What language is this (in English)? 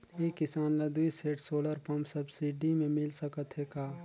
Chhattisgarhi